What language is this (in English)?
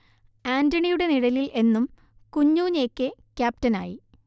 Malayalam